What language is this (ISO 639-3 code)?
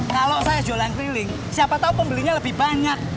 ind